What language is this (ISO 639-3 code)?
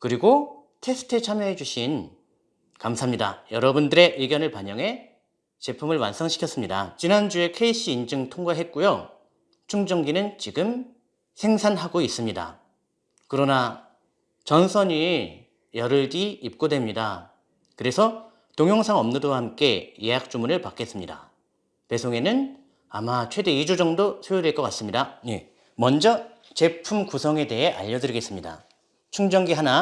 kor